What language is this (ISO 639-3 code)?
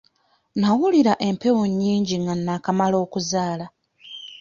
lug